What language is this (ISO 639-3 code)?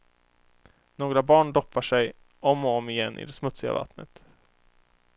swe